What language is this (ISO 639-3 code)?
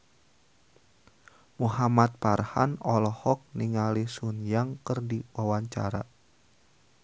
sun